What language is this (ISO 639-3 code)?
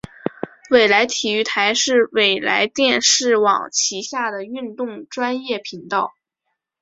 zho